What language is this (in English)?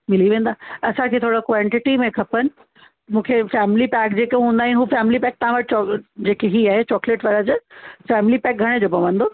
Sindhi